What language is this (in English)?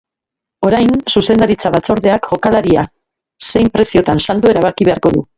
Basque